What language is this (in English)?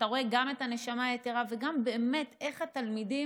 Hebrew